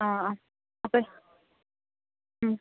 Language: Malayalam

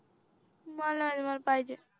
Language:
Marathi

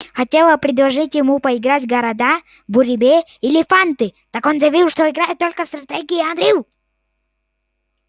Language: Russian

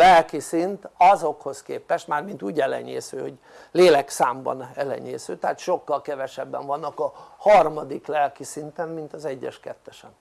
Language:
Hungarian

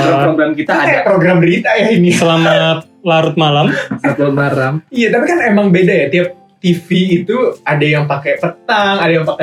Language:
Indonesian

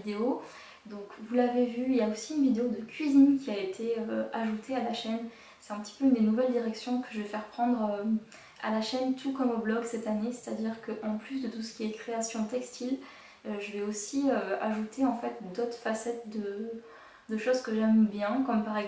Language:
French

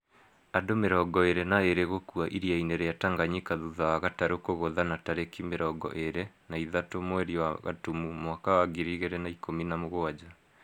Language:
Kikuyu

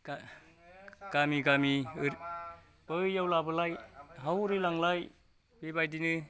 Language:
Bodo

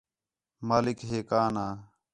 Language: Khetrani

